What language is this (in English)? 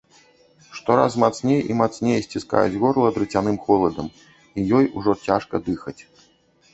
Belarusian